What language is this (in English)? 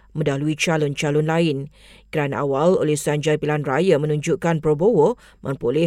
Malay